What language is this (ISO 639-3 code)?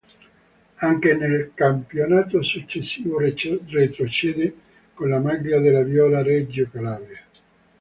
ita